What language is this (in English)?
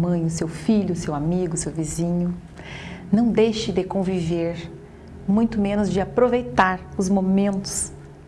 Portuguese